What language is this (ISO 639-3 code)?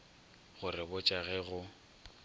nso